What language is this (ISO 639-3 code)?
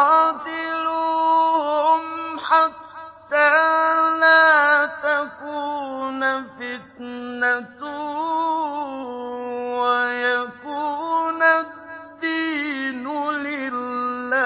ara